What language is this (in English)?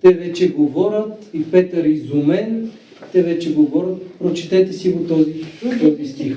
Bulgarian